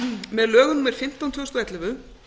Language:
Icelandic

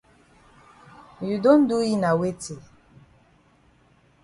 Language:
Cameroon Pidgin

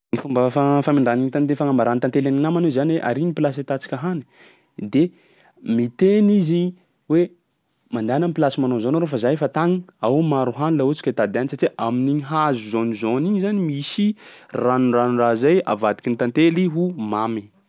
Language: Sakalava Malagasy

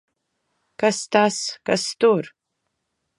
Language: Latvian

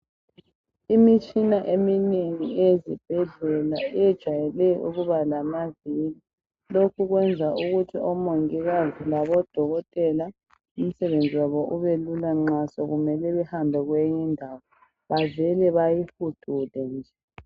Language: North Ndebele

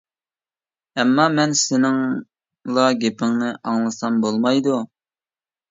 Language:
Uyghur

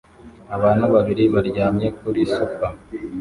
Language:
Kinyarwanda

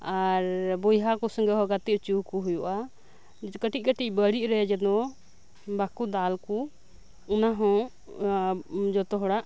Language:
Santali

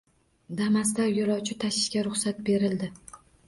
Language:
Uzbek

